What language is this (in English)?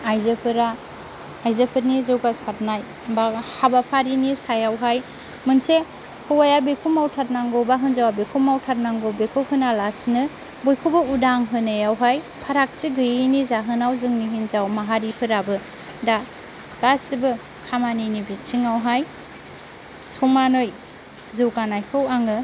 Bodo